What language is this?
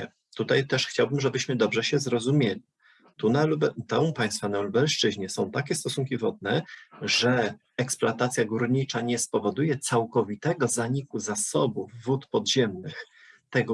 Polish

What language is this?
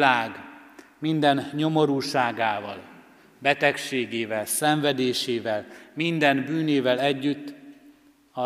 Hungarian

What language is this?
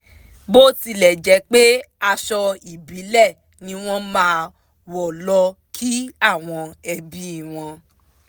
Yoruba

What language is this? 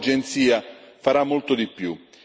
Italian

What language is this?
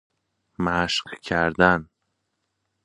Persian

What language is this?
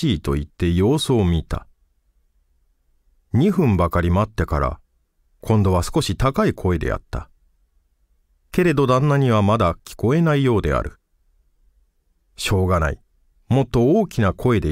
Japanese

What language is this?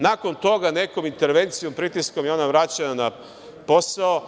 Serbian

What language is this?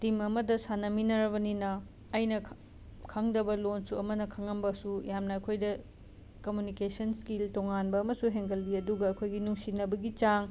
Manipuri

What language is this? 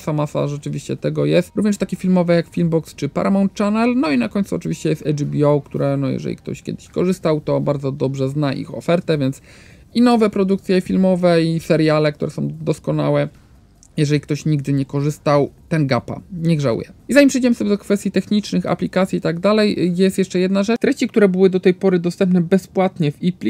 Polish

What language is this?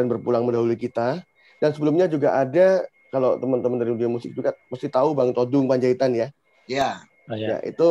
Indonesian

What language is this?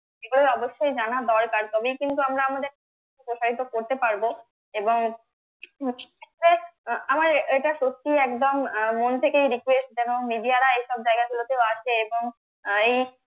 Bangla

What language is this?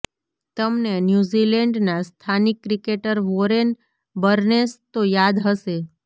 Gujarati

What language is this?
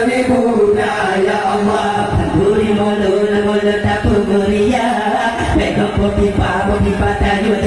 Indonesian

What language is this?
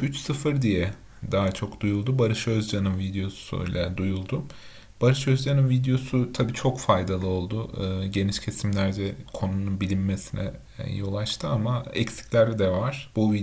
Turkish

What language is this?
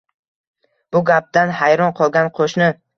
Uzbek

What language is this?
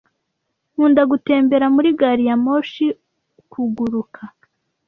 Kinyarwanda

